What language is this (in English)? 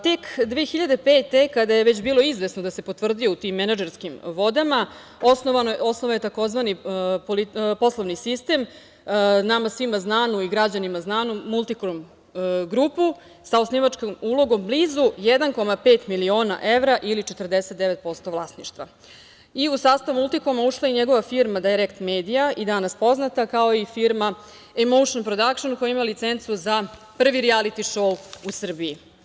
Serbian